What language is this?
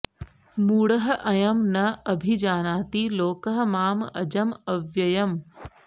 Sanskrit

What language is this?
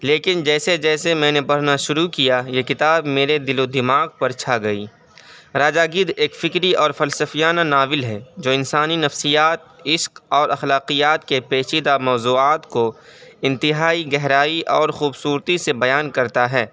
Urdu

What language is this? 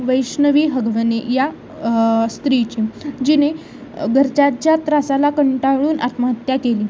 Marathi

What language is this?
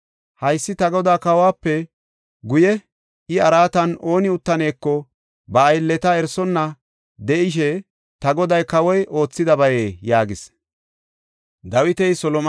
Gofa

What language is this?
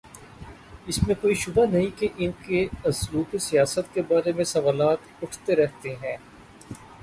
Urdu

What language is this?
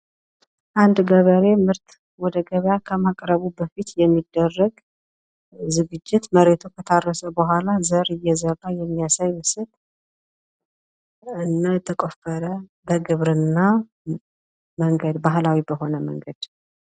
Amharic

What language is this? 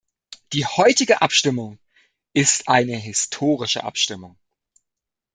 German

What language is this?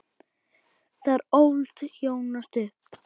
Icelandic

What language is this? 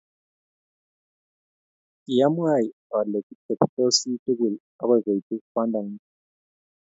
Kalenjin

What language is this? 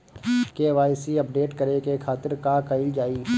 Bhojpuri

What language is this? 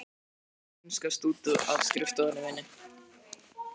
Icelandic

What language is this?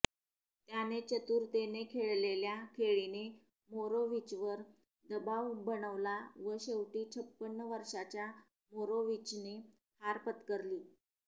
Marathi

